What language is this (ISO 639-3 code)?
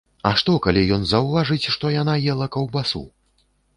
bel